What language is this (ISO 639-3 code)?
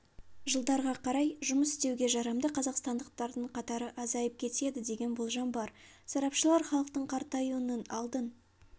kaz